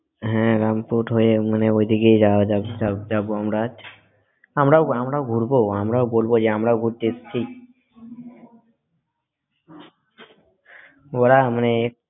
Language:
Bangla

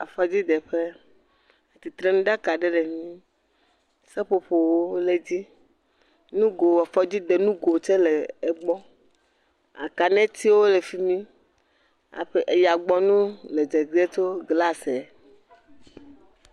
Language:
Ewe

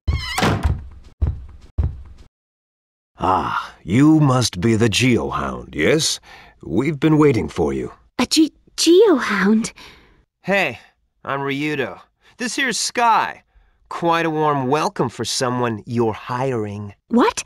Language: English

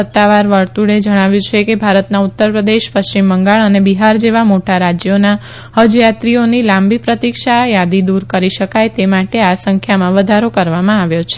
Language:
Gujarati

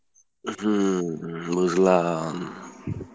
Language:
Bangla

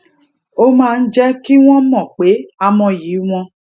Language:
Yoruba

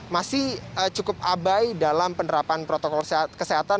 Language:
Indonesian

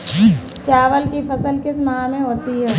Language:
Hindi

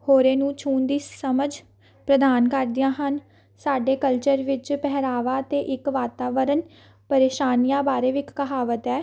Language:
Punjabi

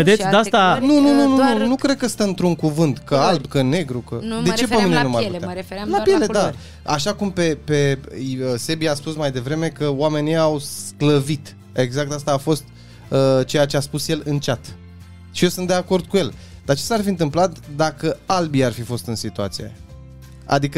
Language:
Romanian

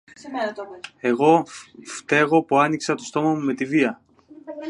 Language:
Greek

